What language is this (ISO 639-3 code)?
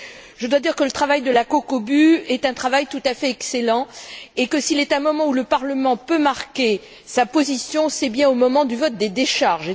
fra